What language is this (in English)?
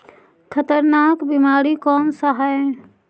Magahi